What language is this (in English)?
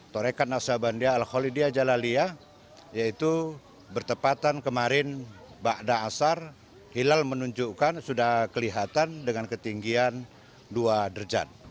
Indonesian